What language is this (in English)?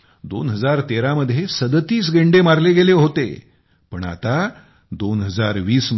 Marathi